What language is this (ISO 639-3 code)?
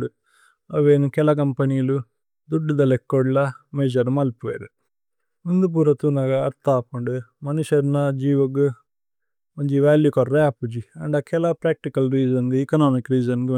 tcy